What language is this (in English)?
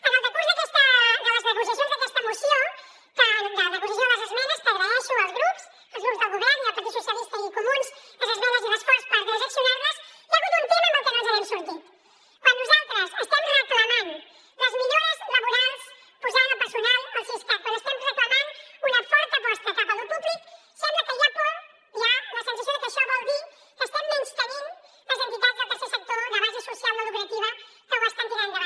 Catalan